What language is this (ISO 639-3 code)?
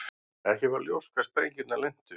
isl